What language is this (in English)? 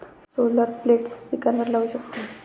Marathi